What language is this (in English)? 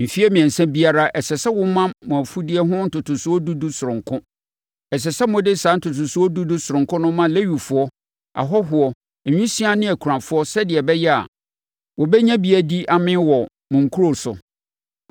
Akan